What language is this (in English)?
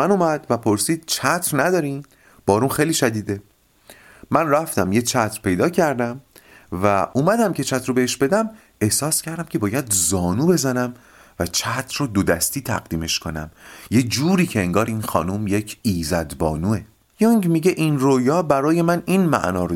Persian